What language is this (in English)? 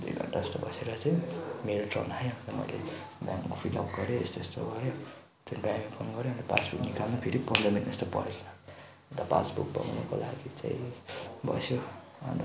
Nepali